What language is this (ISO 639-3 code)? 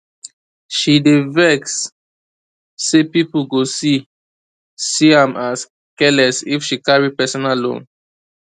pcm